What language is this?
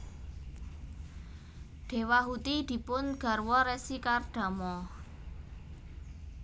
Javanese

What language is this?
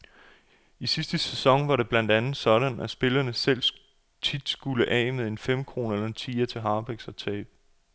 Danish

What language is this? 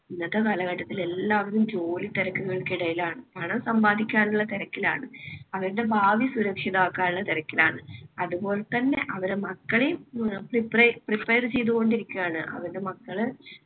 Malayalam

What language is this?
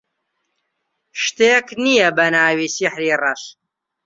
Central Kurdish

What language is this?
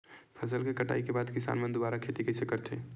Chhattisgarhi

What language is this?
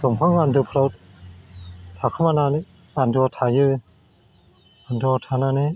Bodo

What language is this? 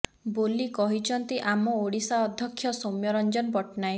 Odia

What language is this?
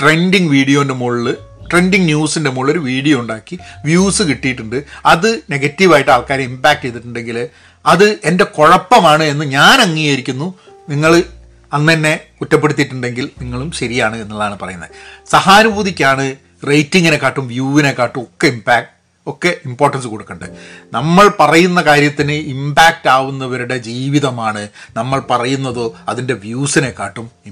Malayalam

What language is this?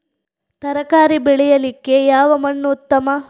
Kannada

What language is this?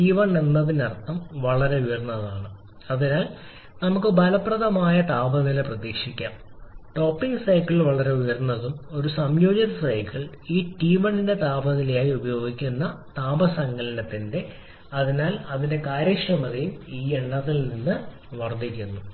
Malayalam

